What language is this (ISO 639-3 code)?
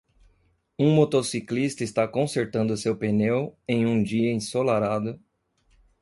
por